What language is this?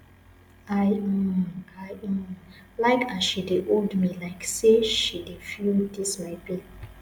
Nigerian Pidgin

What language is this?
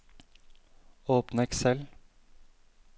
Norwegian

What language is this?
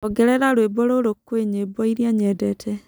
Kikuyu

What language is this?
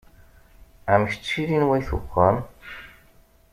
Kabyle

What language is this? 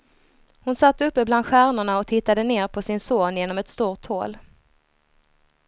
Swedish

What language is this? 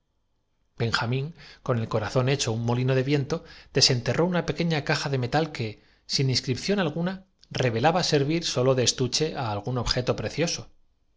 Spanish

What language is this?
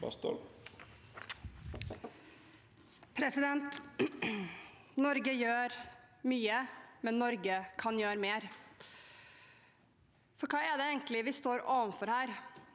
Norwegian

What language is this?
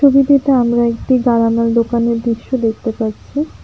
Bangla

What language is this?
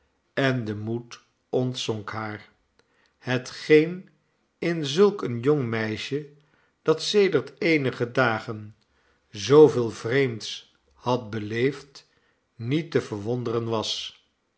Dutch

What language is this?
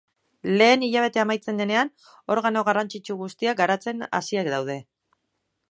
Basque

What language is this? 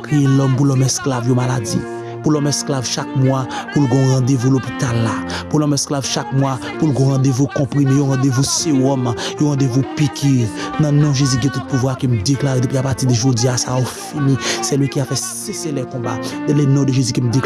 French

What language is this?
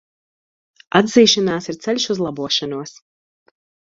Latvian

